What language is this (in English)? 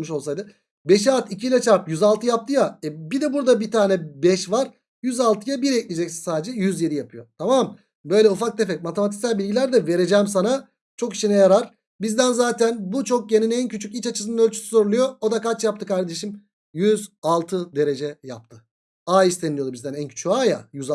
Turkish